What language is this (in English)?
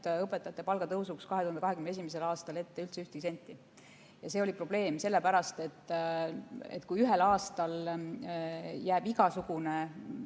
Estonian